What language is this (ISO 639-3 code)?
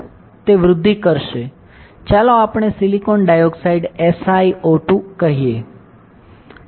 guj